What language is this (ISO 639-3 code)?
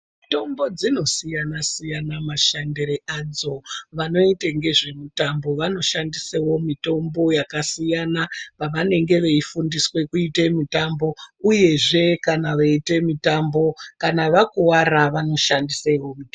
ndc